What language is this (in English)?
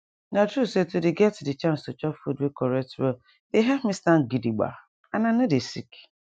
Nigerian Pidgin